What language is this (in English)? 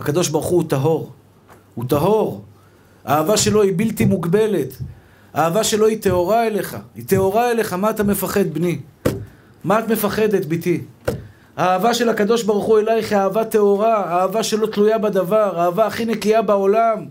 Hebrew